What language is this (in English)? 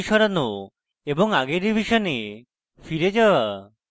Bangla